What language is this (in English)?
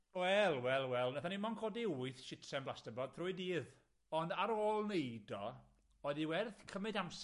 Welsh